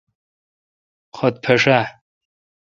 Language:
Kalkoti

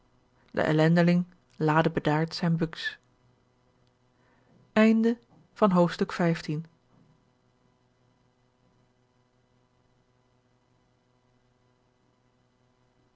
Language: Dutch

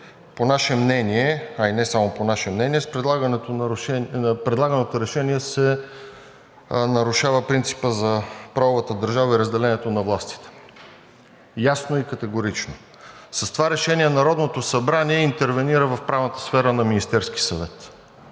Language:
Bulgarian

